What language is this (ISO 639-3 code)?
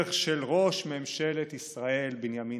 heb